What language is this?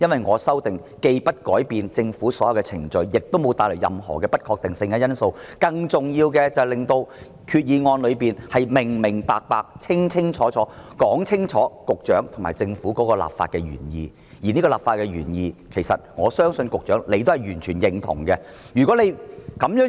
Cantonese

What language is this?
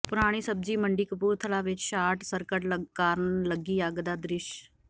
Punjabi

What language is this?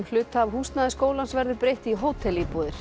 Icelandic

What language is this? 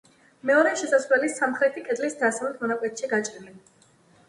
Georgian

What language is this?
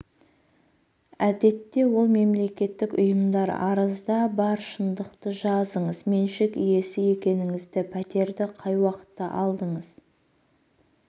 Kazakh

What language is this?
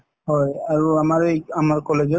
Assamese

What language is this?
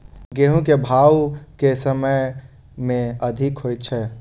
Maithili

